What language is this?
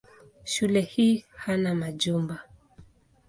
Swahili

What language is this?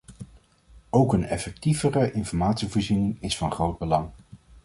Dutch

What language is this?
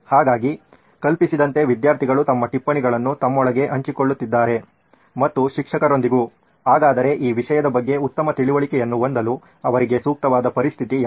Kannada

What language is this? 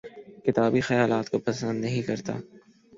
Urdu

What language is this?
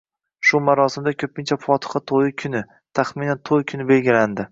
Uzbek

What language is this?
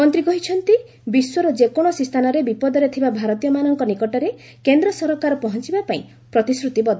Odia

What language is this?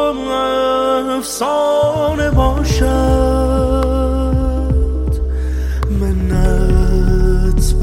Persian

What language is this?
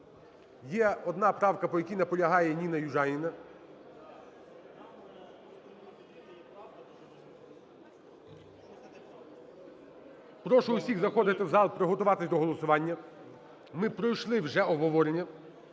Ukrainian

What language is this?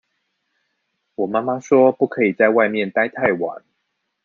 Chinese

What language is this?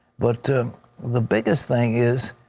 English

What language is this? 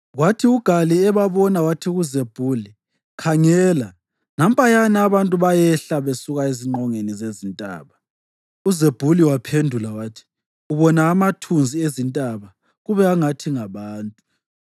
North Ndebele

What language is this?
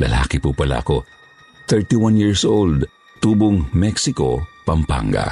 Filipino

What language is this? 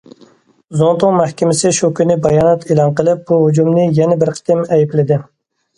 Uyghur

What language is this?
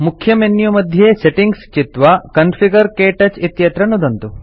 Sanskrit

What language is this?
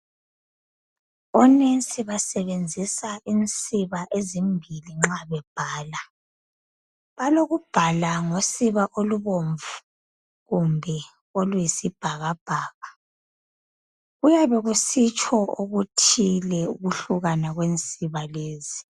North Ndebele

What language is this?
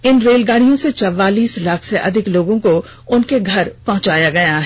Hindi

